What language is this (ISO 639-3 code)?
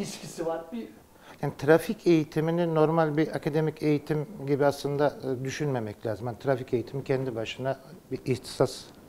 tur